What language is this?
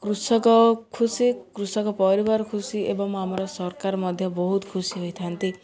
Odia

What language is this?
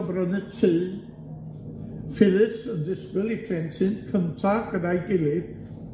Welsh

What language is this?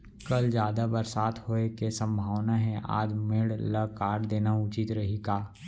Chhattisgarhi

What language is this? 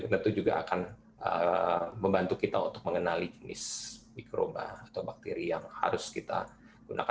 Indonesian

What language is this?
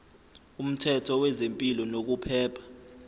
Zulu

